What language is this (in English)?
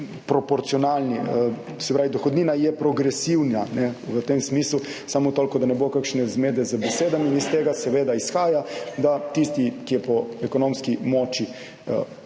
Slovenian